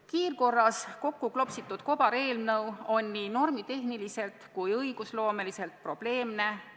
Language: Estonian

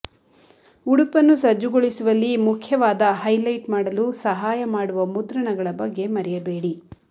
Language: Kannada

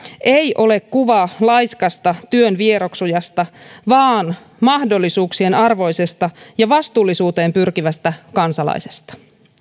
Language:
Finnish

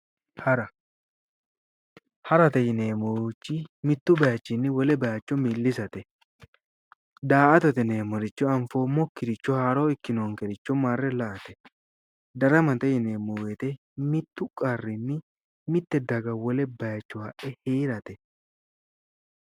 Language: Sidamo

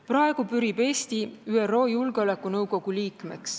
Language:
Estonian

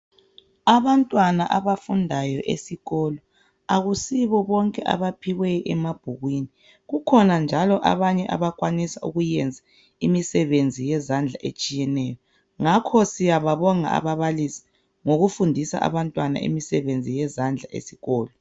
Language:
North Ndebele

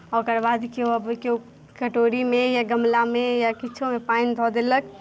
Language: Maithili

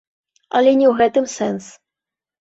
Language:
Belarusian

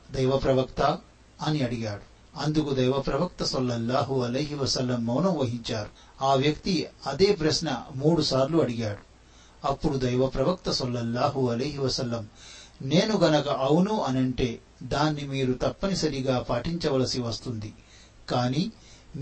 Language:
Telugu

